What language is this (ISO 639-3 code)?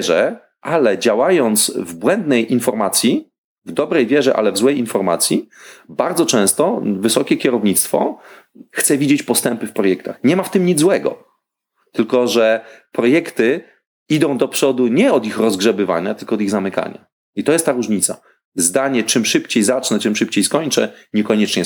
pol